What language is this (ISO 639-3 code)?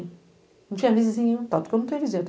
por